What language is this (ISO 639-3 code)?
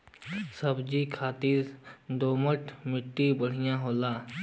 bho